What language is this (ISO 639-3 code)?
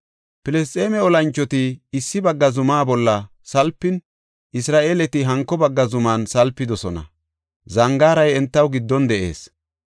gof